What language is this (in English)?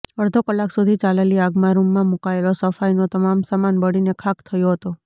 Gujarati